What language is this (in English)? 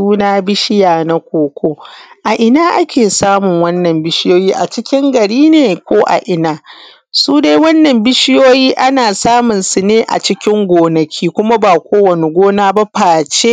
Hausa